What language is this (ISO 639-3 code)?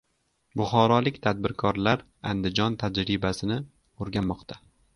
uzb